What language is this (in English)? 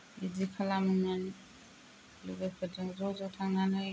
Bodo